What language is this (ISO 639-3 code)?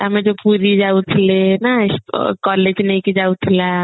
ori